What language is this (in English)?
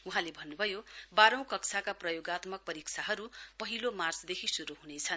Nepali